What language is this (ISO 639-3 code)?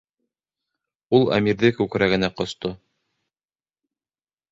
bak